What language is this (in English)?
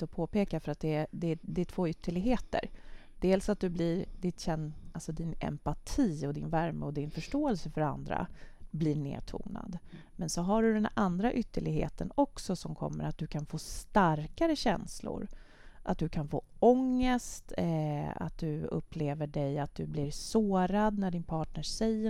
Swedish